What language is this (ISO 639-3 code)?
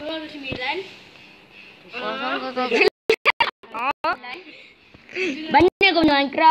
msa